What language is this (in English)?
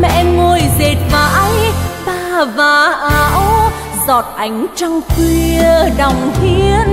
Vietnamese